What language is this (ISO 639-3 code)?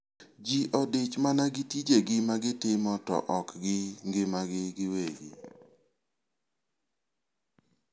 luo